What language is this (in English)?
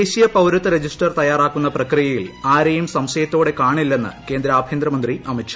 Malayalam